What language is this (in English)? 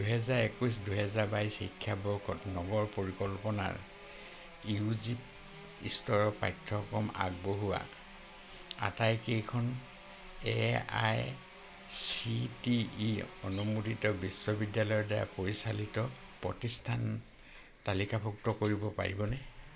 Assamese